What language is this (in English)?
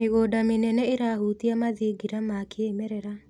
Kikuyu